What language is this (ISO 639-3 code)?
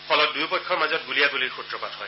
asm